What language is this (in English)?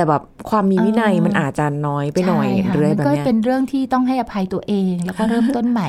Thai